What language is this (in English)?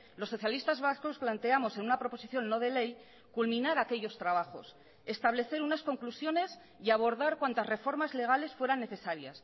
Spanish